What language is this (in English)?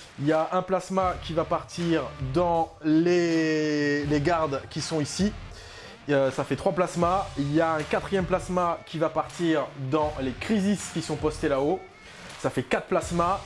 French